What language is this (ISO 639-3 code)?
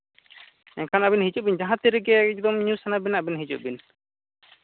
sat